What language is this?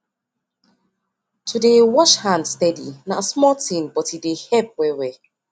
Nigerian Pidgin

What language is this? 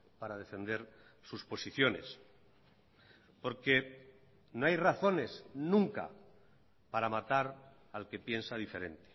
Spanish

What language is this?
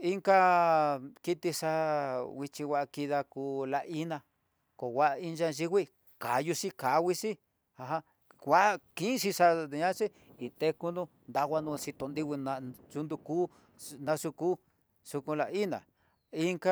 Tidaá Mixtec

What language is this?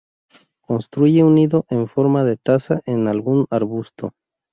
Spanish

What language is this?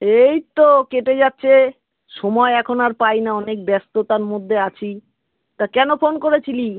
Bangla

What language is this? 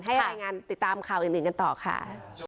Thai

